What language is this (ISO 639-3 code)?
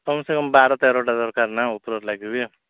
ori